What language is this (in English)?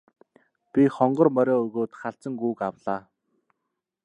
Mongolian